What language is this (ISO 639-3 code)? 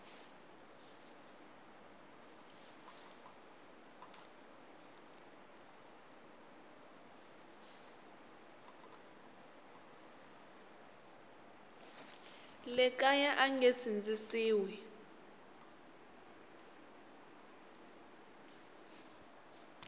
tso